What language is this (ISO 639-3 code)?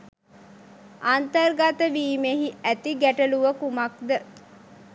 sin